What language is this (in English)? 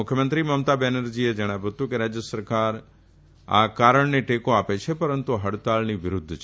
Gujarati